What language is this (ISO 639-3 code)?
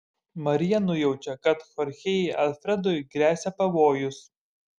lit